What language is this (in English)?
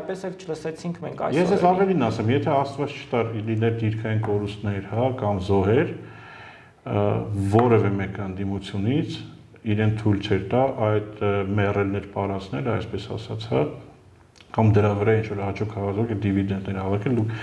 Dutch